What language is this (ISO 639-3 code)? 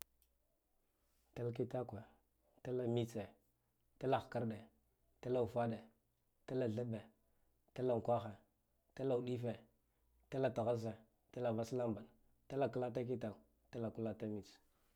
gdf